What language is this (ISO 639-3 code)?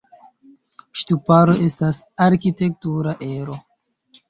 epo